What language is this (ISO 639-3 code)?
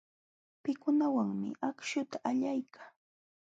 qxw